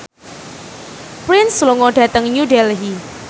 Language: Javanese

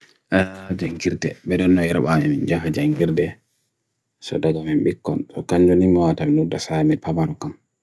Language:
Bagirmi Fulfulde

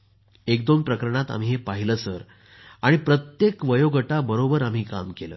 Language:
Marathi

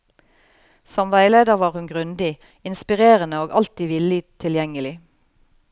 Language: Norwegian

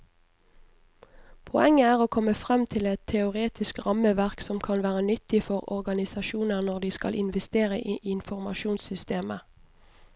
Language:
Norwegian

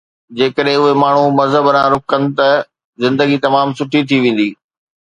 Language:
Sindhi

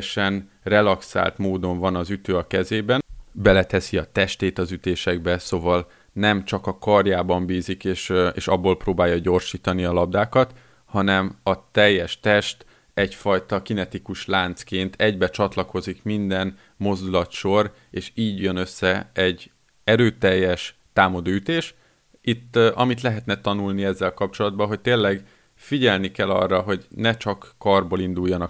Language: Hungarian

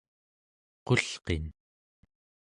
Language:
Central Yupik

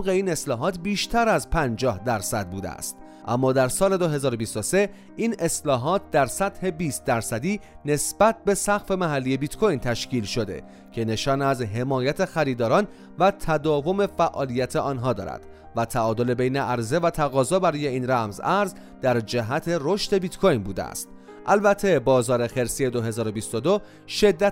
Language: Persian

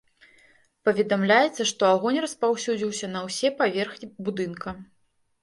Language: Belarusian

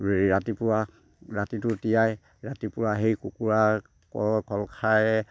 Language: Assamese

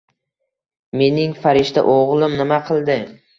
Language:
Uzbek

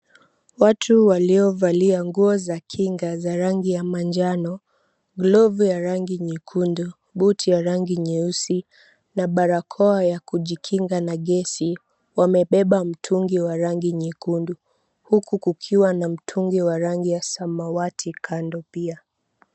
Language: Swahili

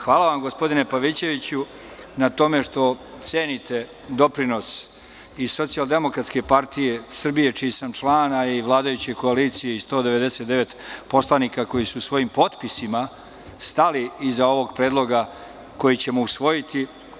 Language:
Serbian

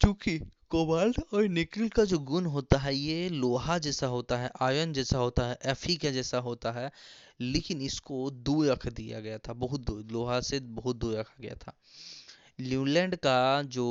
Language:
Hindi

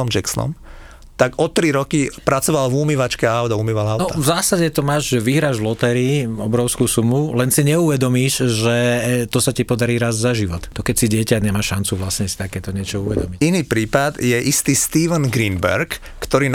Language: Slovak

